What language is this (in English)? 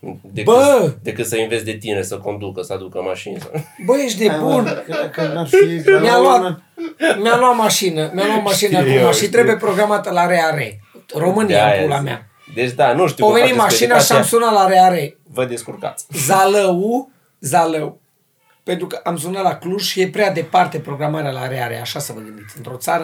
Romanian